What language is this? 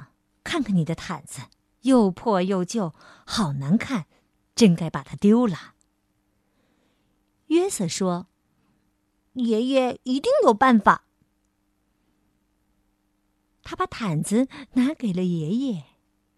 Chinese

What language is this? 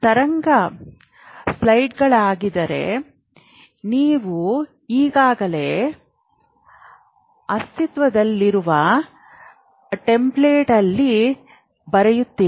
Kannada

